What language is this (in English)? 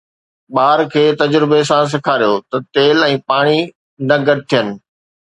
Sindhi